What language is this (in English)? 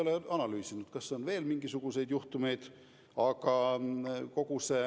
Estonian